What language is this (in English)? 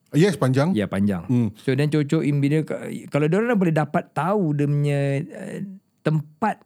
Malay